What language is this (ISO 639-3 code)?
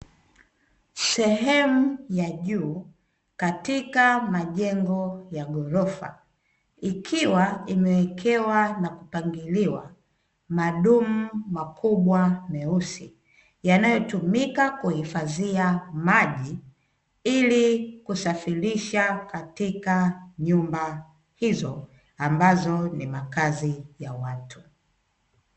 swa